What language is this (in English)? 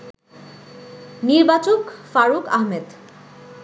Bangla